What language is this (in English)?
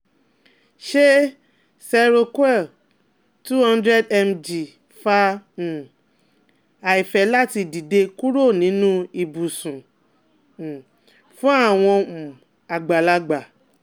Yoruba